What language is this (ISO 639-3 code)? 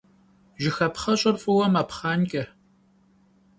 kbd